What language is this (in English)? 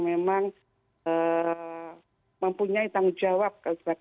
Indonesian